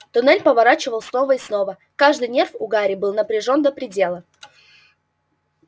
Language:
Russian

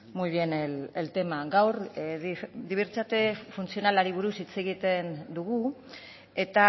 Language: Basque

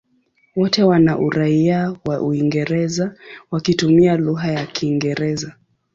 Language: Swahili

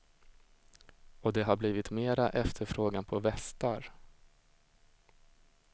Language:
Swedish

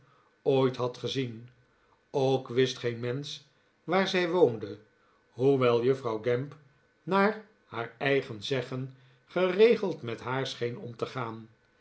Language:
Dutch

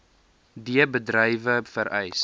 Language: Afrikaans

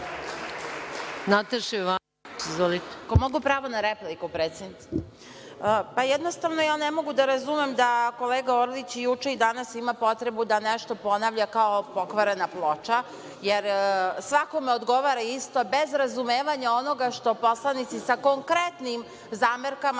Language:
Serbian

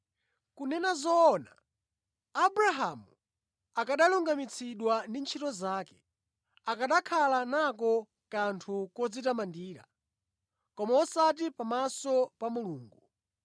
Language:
Nyanja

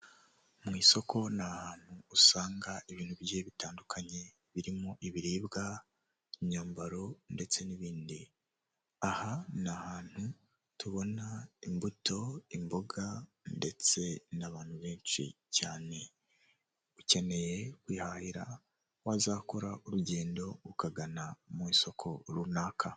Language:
Kinyarwanda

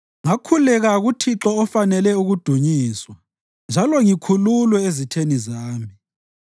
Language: North Ndebele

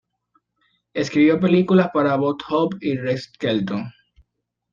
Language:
Spanish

